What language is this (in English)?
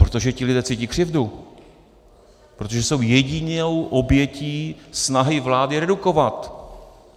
Czech